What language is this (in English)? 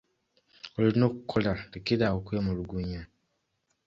Ganda